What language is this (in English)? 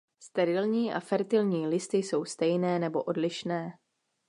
Czech